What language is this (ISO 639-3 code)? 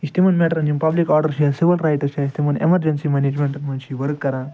kas